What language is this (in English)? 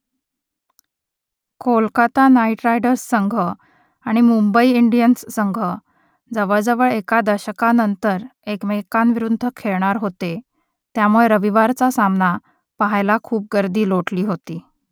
Marathi